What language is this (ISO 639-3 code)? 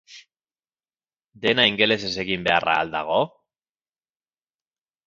eus